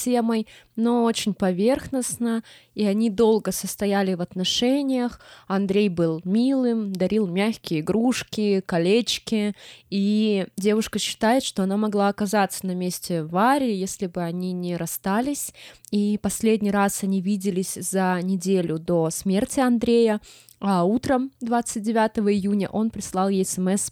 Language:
Russian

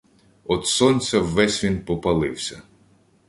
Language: Ukrainian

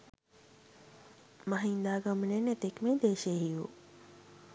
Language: Sinhala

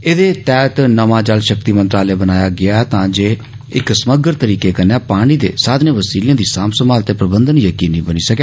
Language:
Dogri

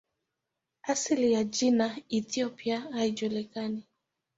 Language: Swahili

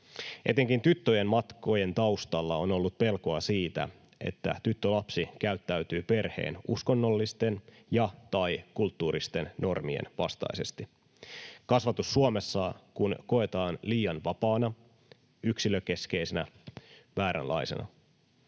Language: Finnish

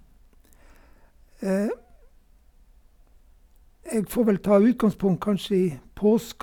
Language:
Norwegian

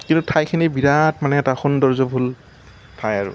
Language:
Assamese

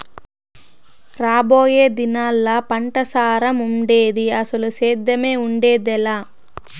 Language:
Telugu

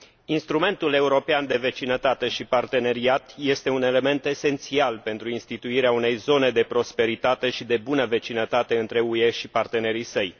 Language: Romanian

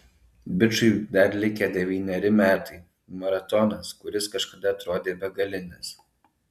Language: Lithuanian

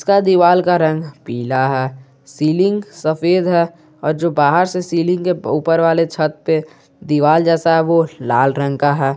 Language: Hindi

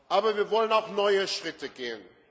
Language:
German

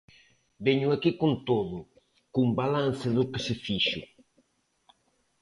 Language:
Galician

